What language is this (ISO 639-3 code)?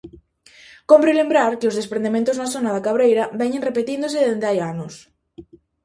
glg